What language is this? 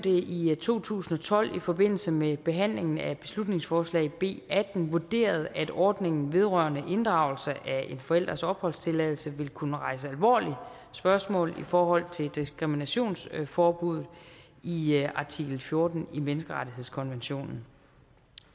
Danish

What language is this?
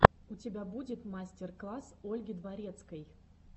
Russian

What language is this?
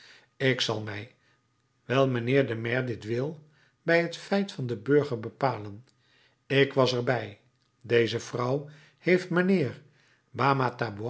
Dutch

